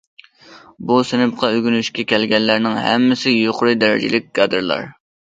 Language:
Uyghur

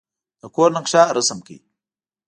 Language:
Pashto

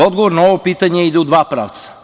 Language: Serbian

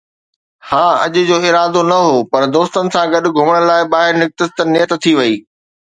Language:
Sindhi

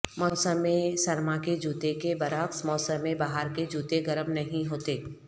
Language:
Urdu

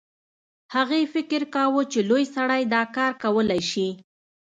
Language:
Pashto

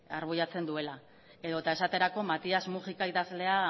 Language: Basque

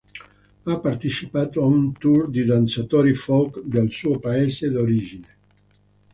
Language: Italian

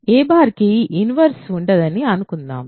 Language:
Telugu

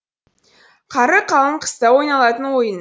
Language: Kazakh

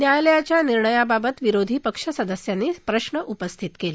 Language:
Marathi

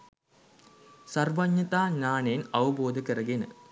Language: Sinhala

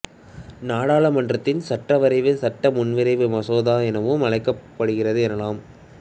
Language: Tamil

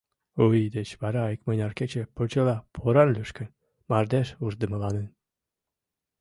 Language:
Mari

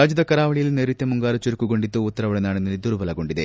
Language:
Kannada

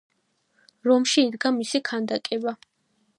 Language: Georgian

